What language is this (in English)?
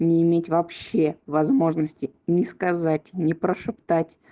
Russian